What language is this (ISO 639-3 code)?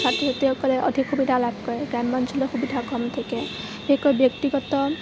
asm